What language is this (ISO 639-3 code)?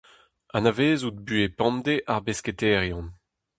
bre